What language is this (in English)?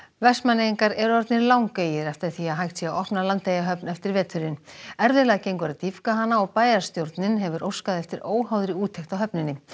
Icelandic